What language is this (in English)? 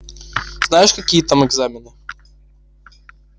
Russian